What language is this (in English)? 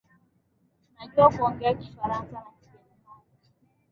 Swahili